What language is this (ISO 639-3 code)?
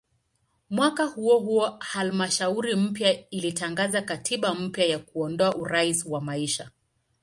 swa